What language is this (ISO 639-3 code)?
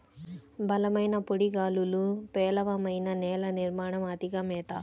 tel